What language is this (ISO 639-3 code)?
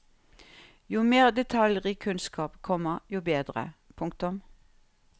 nor